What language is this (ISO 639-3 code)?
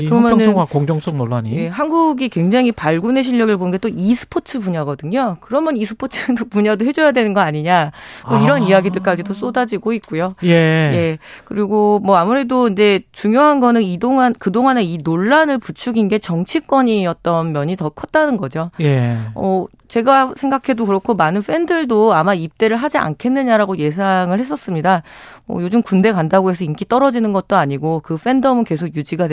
kor